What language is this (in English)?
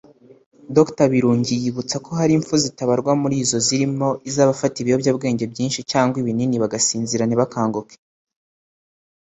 Kinyarwanda